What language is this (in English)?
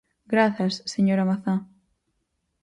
Galician